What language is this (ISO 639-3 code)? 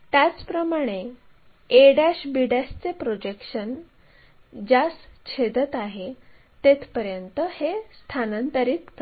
mar